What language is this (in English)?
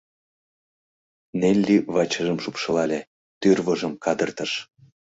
Mari